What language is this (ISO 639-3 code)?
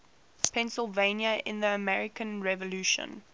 eng